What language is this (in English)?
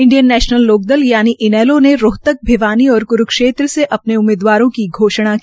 Hindi